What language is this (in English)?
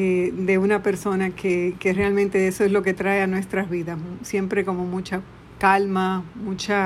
Spanish